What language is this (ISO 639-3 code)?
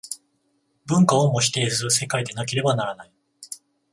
jpn